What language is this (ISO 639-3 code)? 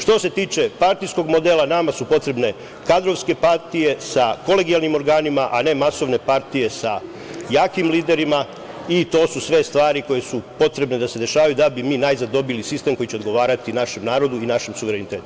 srp